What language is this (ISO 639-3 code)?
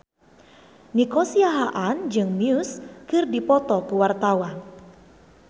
sun